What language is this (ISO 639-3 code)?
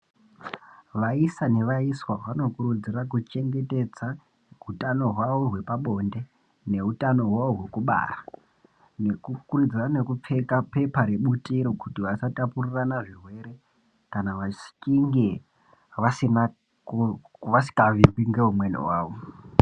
ndc